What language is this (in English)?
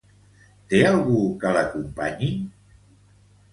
Catalan